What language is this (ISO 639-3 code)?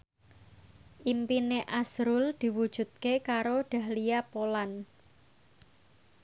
jav